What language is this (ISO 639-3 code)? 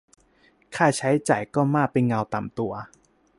tha